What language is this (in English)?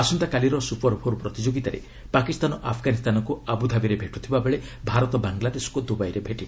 Odia